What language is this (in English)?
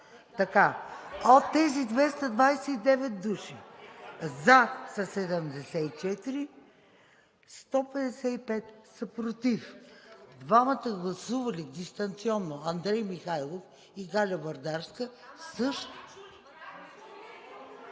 Bulgarian